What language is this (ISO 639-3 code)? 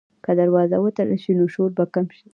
pus